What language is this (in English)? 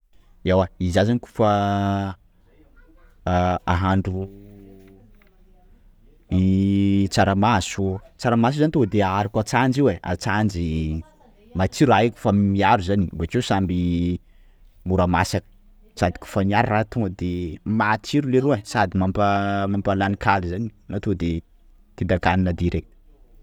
Sakalava Malagasy